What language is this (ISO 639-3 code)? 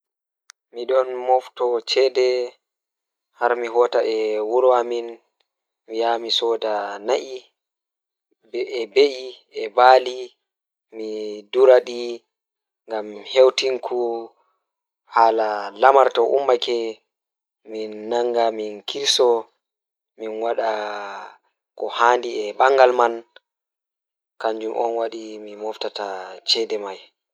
ful